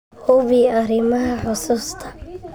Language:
Somali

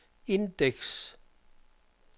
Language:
Danish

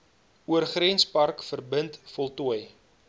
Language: Afrikaans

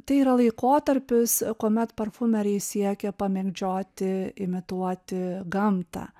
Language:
Lithuanian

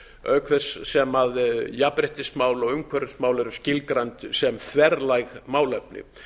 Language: Icelandic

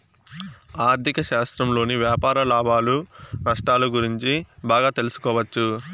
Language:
Telugu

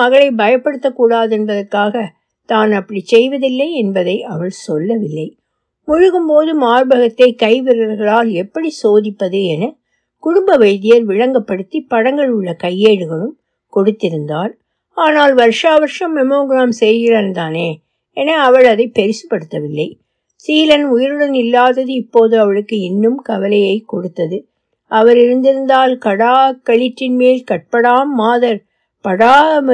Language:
Tamil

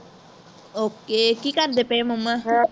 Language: Punjabi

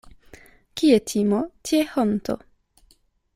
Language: Esperanto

